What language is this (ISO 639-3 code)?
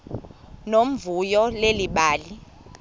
xho